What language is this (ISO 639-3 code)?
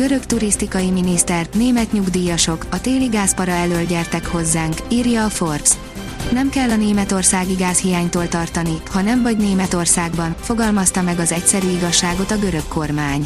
hun